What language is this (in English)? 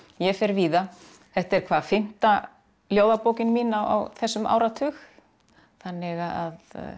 Icelandic